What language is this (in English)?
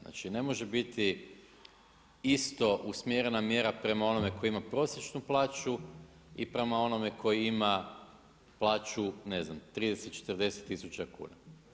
Croatian